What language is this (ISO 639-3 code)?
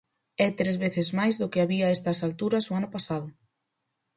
glg